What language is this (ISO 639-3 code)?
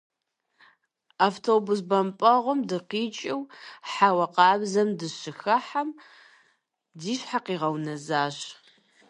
kbd